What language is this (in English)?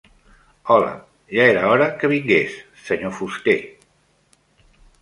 Catalan